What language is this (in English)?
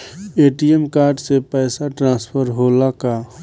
Bhojpuri